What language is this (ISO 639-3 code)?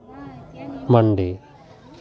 sat